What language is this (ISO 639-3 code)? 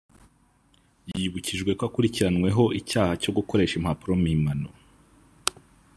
kin